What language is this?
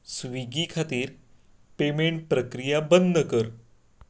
Konkani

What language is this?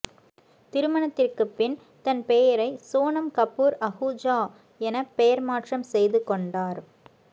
Tamil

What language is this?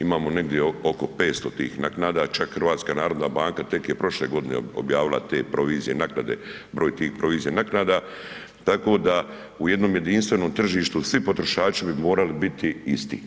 Croatian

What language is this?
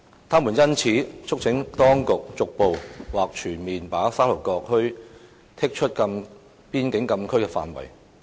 Cantonese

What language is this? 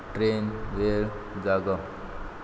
Konkani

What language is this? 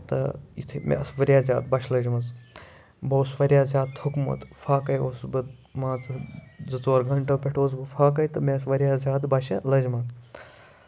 Kashmiri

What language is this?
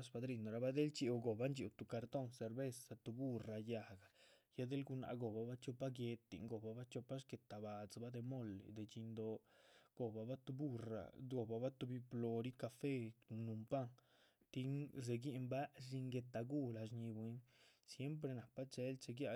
Chichicapan Zapotec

